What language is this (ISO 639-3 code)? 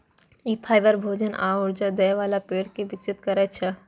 mai